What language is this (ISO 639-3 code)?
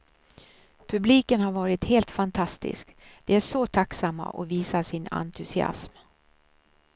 swe